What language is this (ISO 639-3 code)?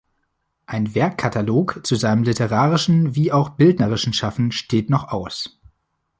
deu